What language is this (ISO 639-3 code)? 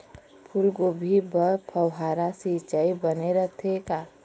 hne